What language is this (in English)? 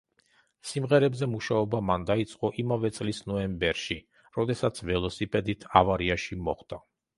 Georgian